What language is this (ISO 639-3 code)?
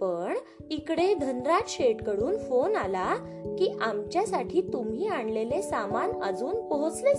mar